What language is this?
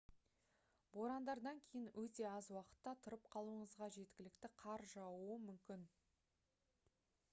Kazakh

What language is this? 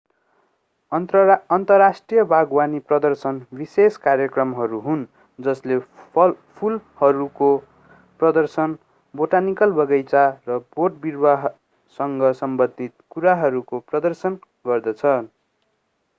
Nepali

